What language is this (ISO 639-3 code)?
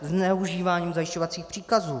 ces